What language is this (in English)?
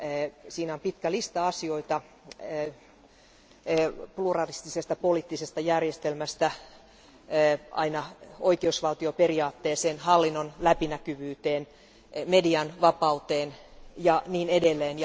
Finnish